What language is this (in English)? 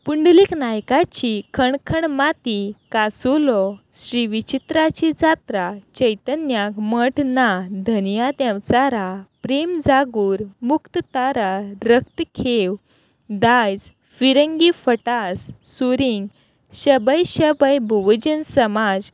Konkani